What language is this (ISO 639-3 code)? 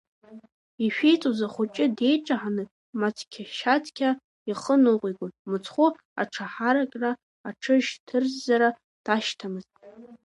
abk